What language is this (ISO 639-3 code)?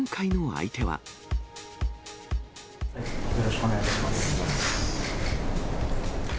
jpn